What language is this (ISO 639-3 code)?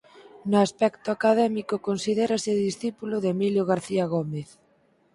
glg